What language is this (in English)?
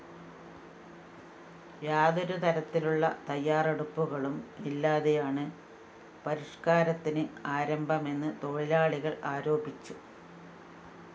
Malayalam